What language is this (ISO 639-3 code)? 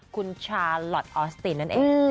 tha